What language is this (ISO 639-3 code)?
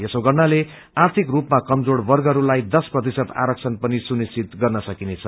nep